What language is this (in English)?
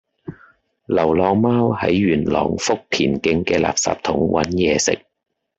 Cantonese